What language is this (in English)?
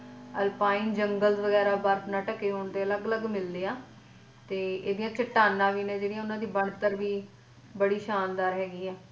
Punjabi